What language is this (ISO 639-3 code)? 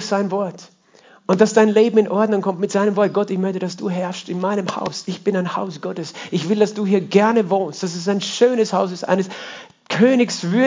deu